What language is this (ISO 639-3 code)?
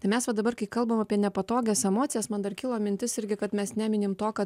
lit